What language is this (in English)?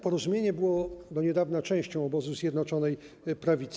Polish